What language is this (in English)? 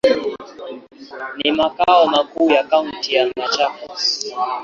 Swahili